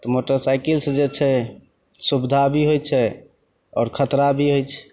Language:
Maithili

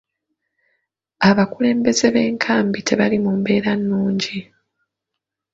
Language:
Ganda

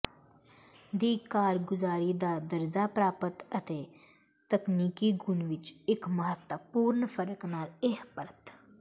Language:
Punjabi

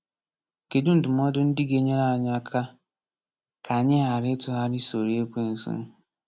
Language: Igbo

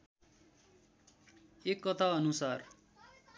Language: Nepali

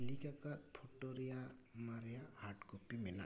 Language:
Santali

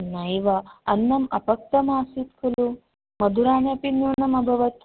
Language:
Sanskrit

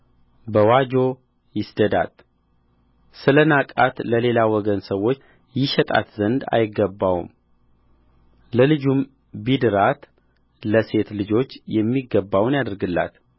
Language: Amharic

